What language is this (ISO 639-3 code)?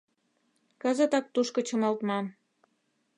chm